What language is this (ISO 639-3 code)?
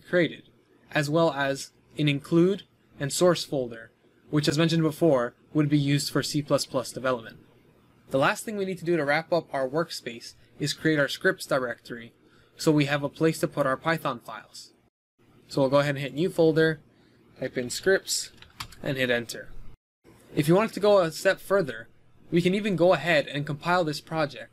eng